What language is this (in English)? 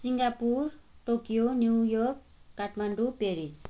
Nepali